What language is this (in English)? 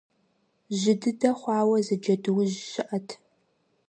Kabardian